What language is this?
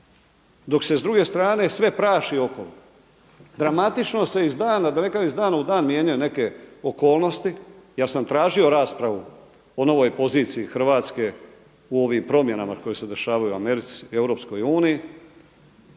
Croatian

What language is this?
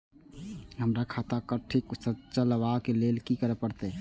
Maithili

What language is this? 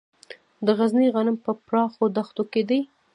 Pashto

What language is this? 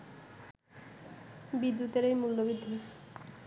Bangla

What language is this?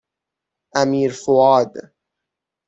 Persian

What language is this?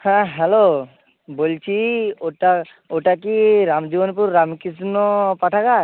Bangla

